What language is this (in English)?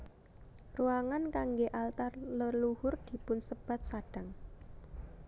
Javanese